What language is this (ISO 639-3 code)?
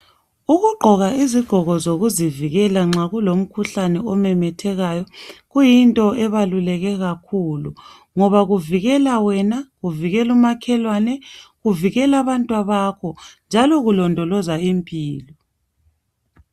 nde